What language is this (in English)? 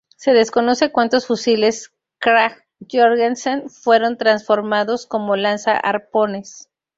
Spanish